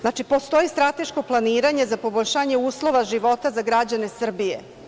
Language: Serbian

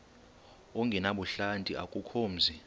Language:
Xhosa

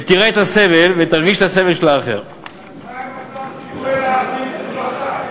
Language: Hebrew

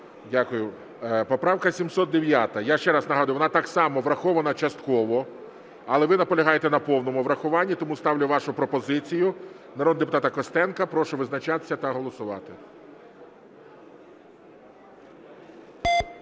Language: Ukrainian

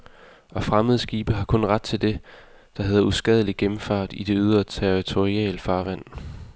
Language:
Danish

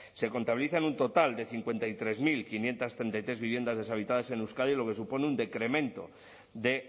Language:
Spanish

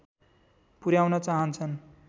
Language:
Nepali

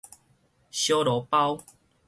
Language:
Min Nan Chinese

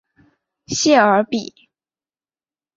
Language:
Chinese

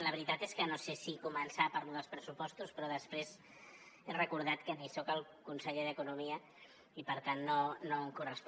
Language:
Catalan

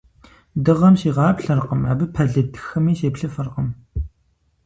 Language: Kabardian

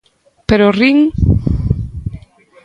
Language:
Galician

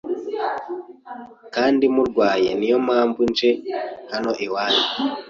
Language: Kinyarwanda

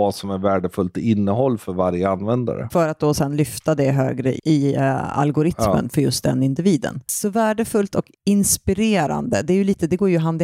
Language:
Swedish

